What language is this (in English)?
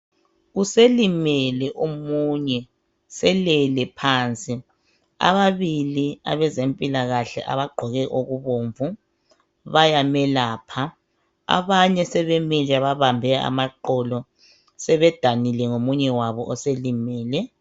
North Ndebele